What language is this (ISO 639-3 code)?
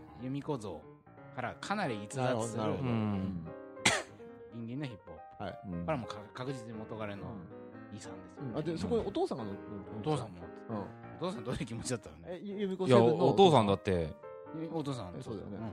jpn